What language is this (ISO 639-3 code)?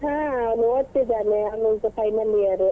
kan